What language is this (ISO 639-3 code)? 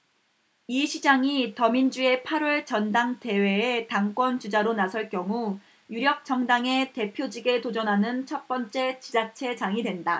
kor